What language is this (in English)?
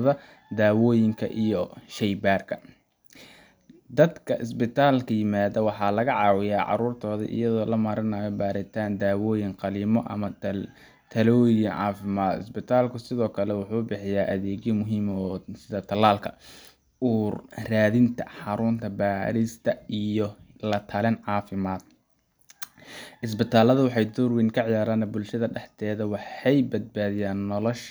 Somali